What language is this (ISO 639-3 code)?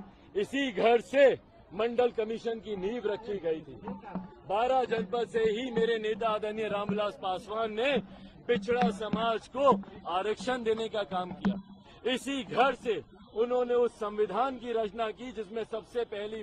hin